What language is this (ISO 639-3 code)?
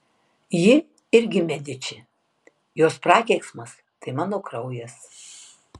lit